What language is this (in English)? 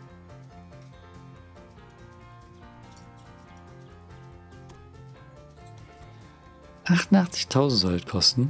German